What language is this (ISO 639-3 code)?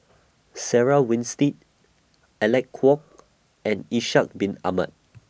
eng